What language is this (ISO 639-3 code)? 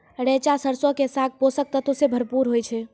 mai